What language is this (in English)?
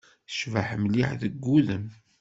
Kabyle